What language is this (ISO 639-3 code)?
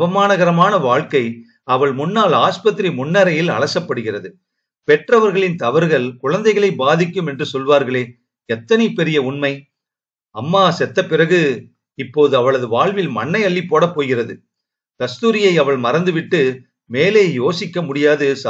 tam